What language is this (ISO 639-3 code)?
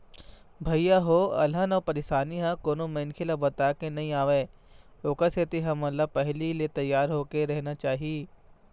hne